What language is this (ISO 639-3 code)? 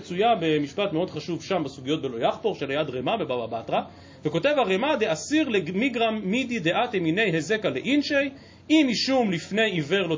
heb